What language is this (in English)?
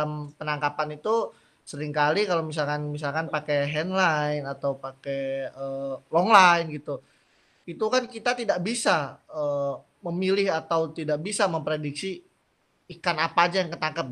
Indonesian